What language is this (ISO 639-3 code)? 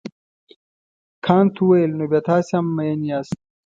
pus